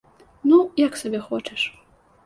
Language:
Belarusian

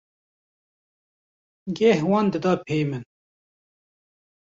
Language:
Kurdish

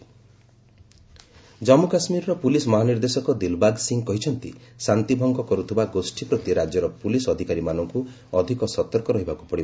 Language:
Odia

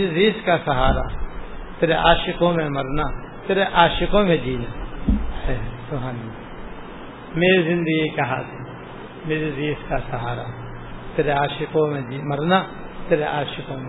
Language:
Urdu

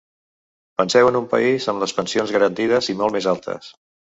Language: Catalan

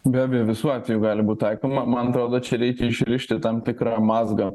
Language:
Lithuanian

